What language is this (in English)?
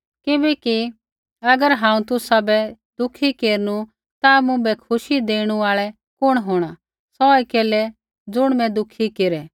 Kullu Pahari